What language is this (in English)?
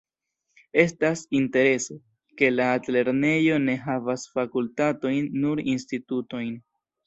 Esperanto